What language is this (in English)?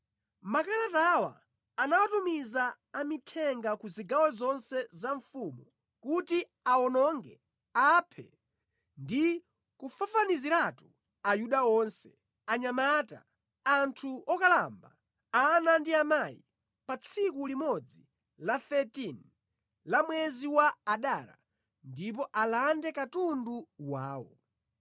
Nyanja